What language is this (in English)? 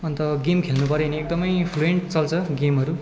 Nepali